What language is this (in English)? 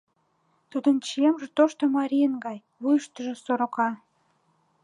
Mari